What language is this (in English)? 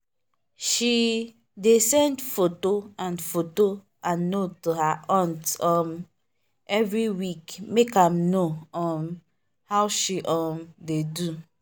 Nigerian Pidgin